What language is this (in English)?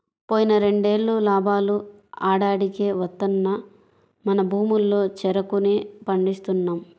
Telugu